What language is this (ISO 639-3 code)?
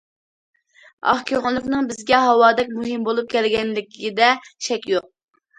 uig